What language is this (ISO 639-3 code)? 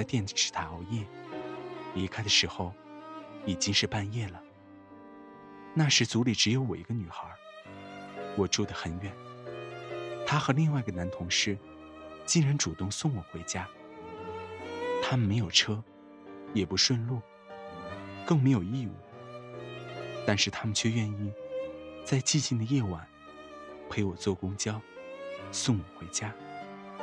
zho